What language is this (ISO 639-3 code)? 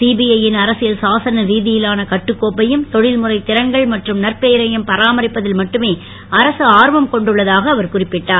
tam